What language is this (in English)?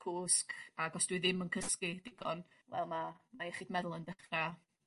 Welsh